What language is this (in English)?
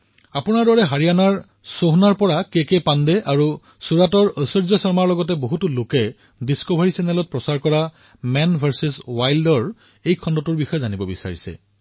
Assamese